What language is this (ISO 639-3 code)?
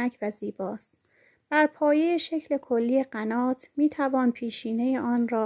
fas